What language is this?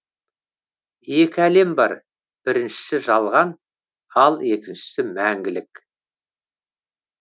Kazakh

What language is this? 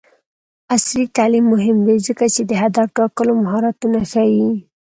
Pashto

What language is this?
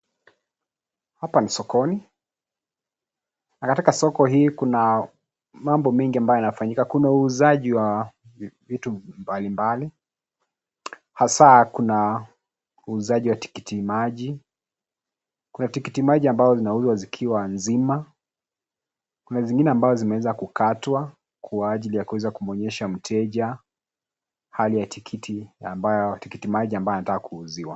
Swahili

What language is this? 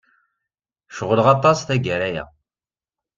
Kabyle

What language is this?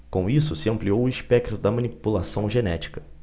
Portuguese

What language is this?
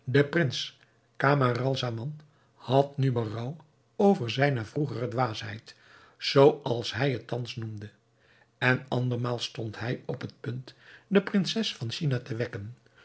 Dutch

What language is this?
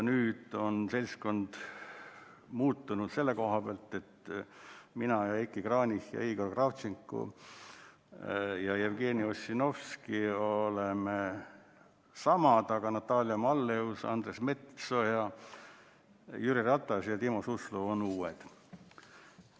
Estonian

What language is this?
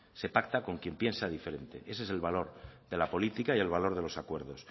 Spanish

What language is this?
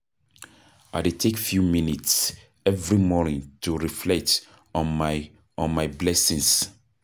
Nigerian Pidgin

